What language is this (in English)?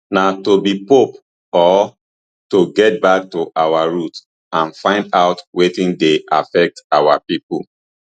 Nigerian Pidgin